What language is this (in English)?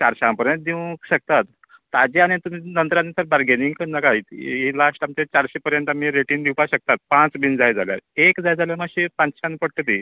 Konkani